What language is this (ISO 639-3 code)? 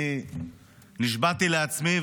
heb